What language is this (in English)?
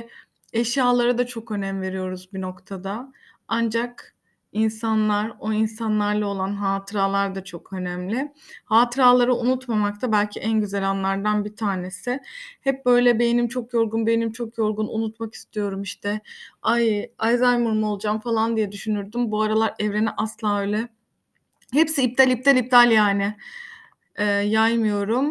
Turkish